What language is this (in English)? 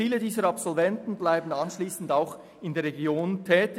Swiss German